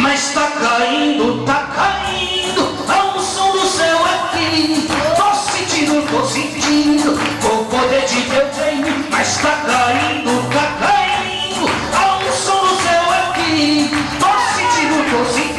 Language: Portuguese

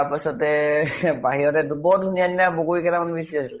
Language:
Assamese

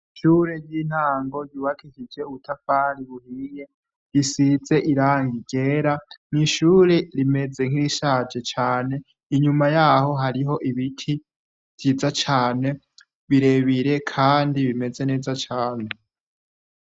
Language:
Rundi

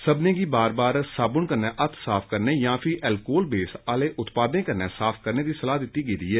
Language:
Dogri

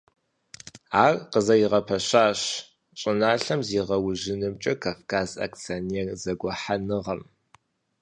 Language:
Kabardian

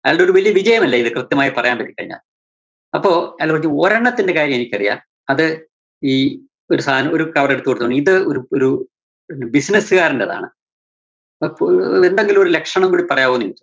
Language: Malayalam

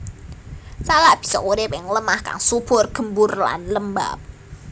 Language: Javanese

